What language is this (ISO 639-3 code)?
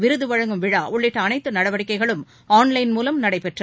tam